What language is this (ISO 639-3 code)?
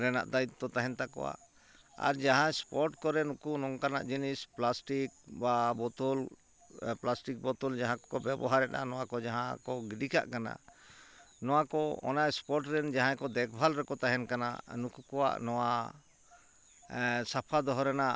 sat